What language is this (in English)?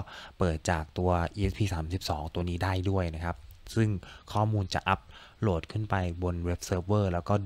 Thai